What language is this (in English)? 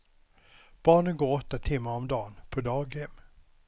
Swedish